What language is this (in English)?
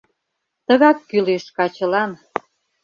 Mari